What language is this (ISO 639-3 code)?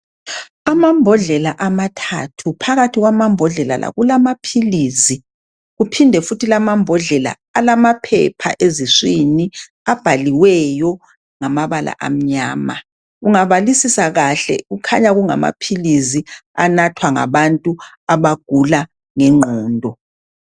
nde